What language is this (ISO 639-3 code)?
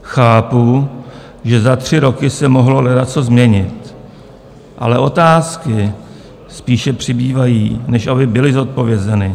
ces